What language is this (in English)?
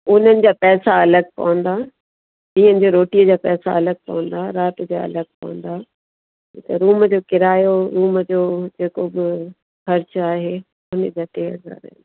Sindhi